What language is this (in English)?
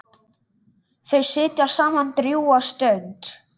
Icelandic